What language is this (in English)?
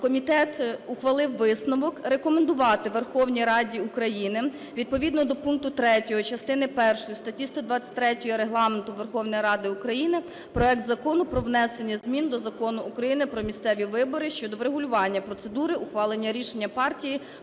Ukrainian